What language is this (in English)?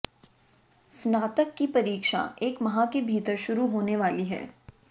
Hindi